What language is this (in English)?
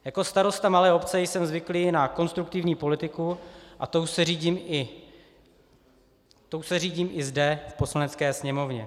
Czech